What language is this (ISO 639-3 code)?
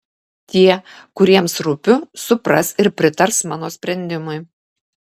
lit